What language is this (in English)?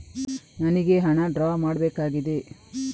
Kannada